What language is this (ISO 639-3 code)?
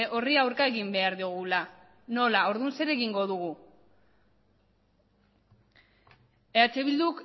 eus